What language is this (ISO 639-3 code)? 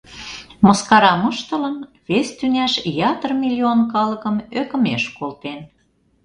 chm